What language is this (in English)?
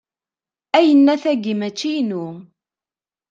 Kabyle